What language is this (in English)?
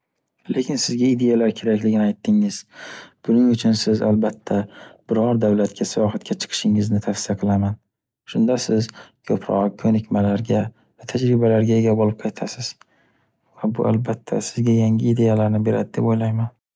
Uzbek